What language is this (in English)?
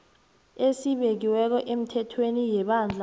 South Ndebele